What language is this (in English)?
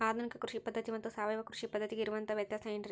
Kannada